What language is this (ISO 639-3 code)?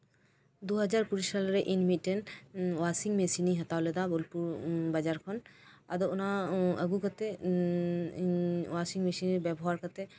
sat